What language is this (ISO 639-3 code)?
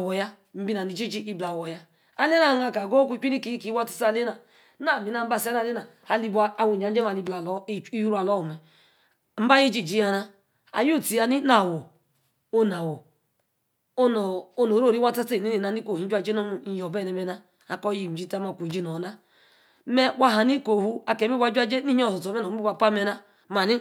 ekr